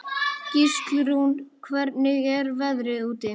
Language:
Icelandic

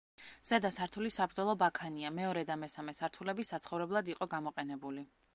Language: Georgian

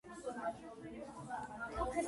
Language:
Georgian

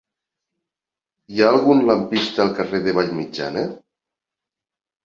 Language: Catalan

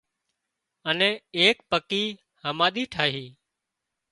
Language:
Wadiyara Koli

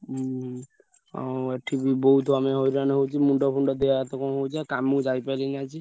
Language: Odia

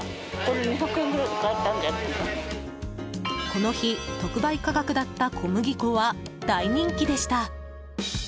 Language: Japanese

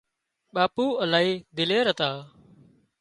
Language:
Wadiyara Koli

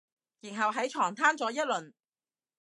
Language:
Cantonese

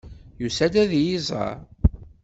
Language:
Kabyle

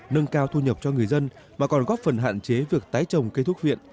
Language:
Vietnamese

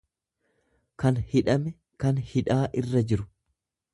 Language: Oromo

